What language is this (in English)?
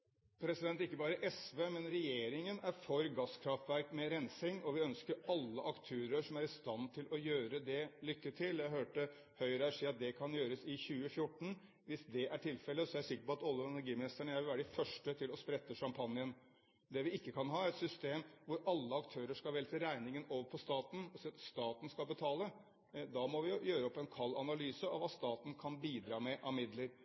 Norwegian